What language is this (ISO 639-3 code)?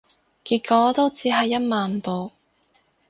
yue